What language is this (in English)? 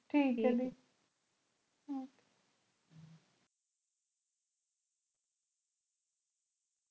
Punjabi